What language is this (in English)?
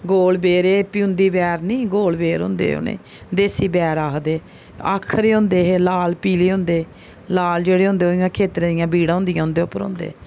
Dogri